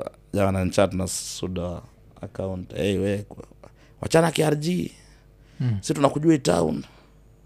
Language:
Swahili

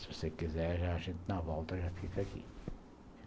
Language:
Portuguese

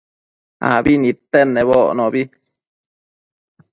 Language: Matsés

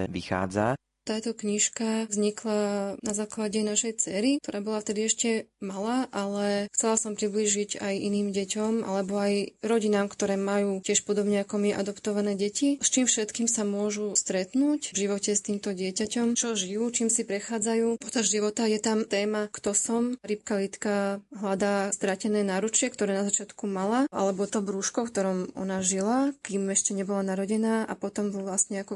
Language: Slovak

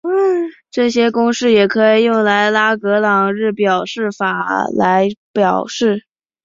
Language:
Chinese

